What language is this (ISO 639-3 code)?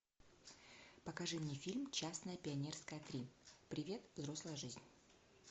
rus